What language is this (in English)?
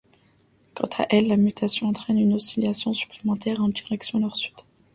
French